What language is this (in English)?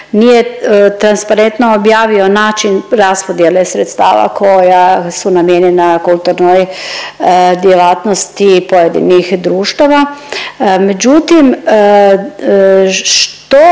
Croatian